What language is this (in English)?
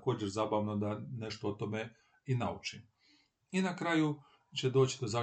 Croatian